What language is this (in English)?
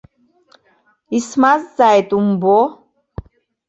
Abkhazian